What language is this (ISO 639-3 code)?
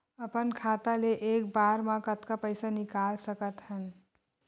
hne